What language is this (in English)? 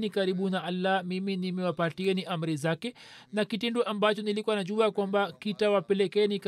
Swahili